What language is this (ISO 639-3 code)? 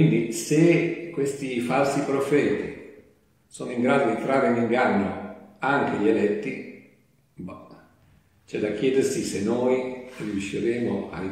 ita